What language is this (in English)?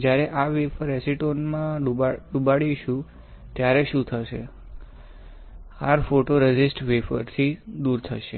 Gujarati